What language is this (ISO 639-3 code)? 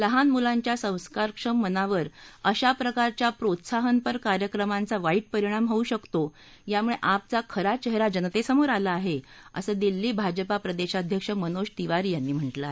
mar